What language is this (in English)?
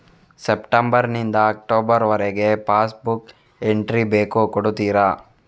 Kannada